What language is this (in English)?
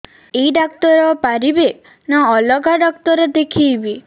Odia